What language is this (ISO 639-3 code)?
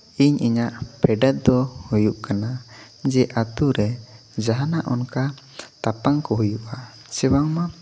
sat